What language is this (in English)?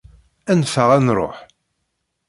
Kabyle